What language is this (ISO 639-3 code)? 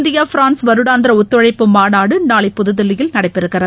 tam